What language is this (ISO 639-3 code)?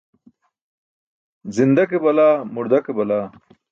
bsk